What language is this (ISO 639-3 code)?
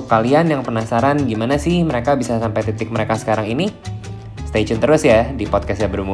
ind